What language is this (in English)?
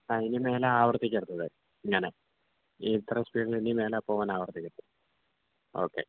Malayalam